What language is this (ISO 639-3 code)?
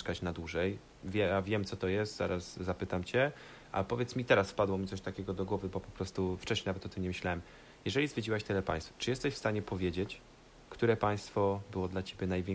pol